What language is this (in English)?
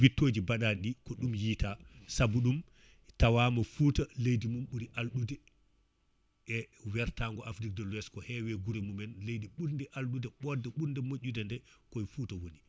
Fula